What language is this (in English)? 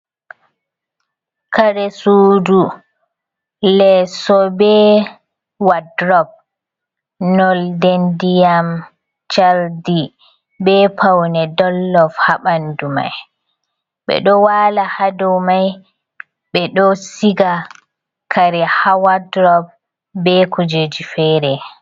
Fula